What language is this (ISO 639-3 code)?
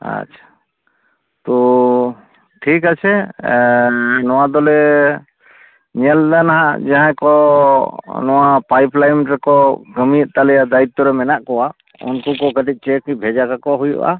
sat